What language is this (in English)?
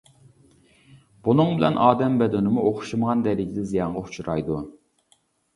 Uyghur